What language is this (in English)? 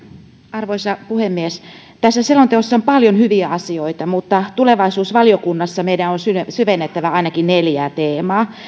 Finnish